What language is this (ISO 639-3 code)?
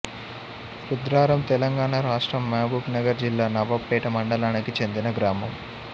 tel